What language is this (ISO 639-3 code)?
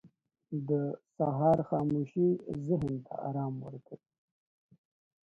pus